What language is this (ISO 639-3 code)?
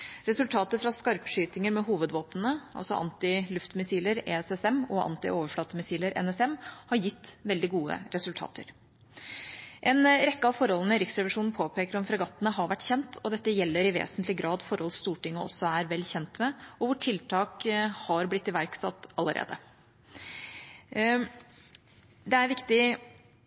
nob